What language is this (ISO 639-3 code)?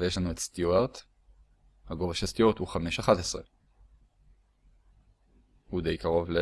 heb